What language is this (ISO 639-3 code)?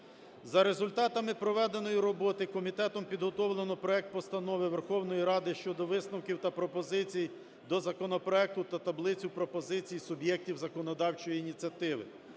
ukr